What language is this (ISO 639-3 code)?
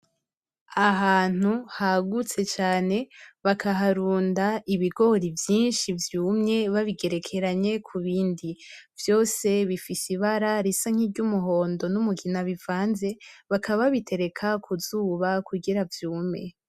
run